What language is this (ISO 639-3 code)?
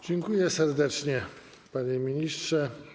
pol